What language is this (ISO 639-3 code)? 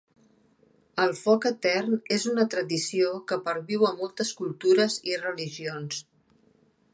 cat